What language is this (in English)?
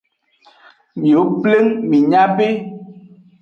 Aja (Benin)